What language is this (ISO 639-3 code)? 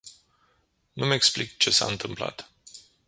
ron